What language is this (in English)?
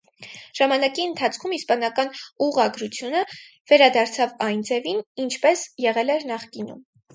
Armenian